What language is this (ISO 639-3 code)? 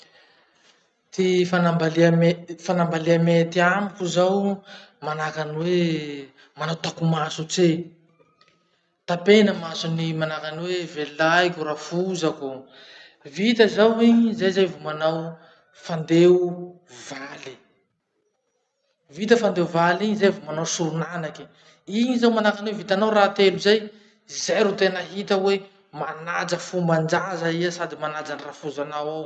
msh